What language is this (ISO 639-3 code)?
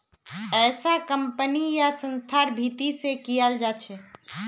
mag